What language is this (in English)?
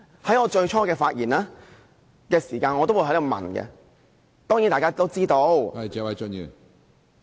Cantonese